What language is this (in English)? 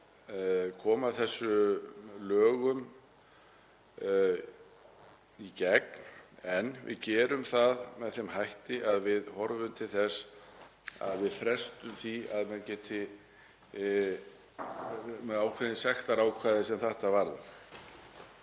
Icelandic